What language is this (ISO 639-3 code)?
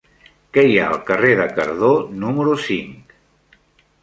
cat